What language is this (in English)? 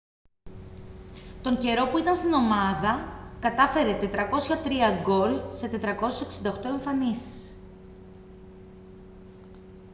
Greek